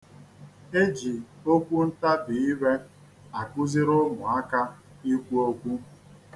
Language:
Igbo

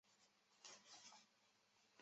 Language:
Chinese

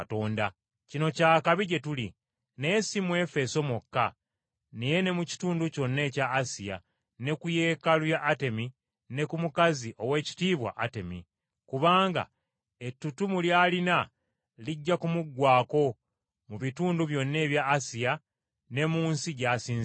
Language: Ganda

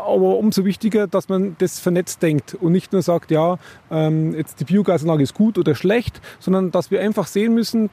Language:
German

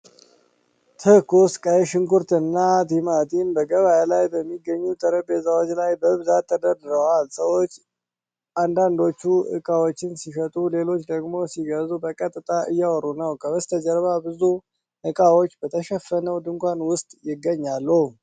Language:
Amharic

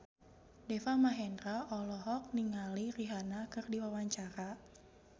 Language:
Sundanese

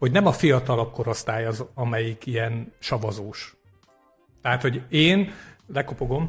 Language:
Hungarian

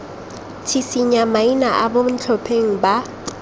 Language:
Tswana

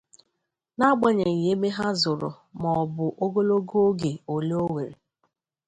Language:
Igbo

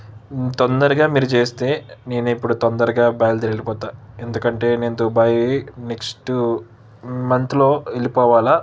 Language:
Telugu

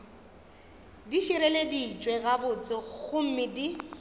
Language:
Northern Sotho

